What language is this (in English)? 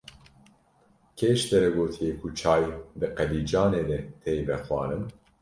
Kurdish